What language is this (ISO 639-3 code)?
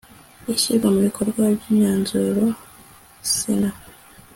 kin